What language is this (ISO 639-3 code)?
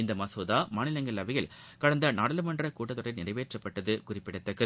tam